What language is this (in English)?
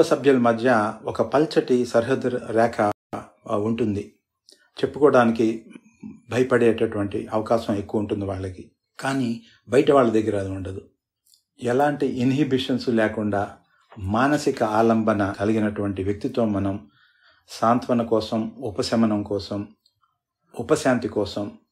Telugu